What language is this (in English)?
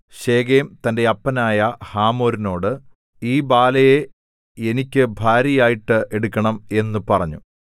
Malayalam